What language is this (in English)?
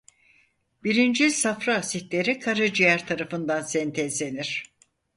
Turkish